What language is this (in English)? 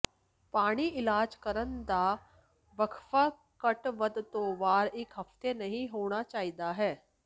Punjabi